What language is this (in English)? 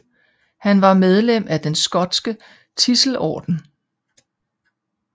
Danish